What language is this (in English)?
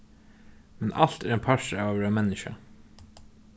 Faroese